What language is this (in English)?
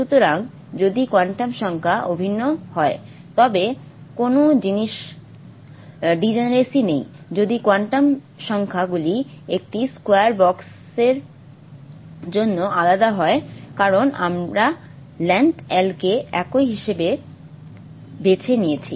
Bangla